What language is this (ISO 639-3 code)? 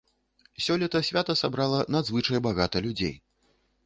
bel